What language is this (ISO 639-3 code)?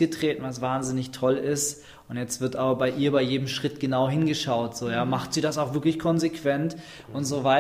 deu